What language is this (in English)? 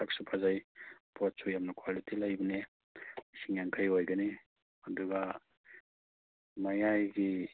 Manipuri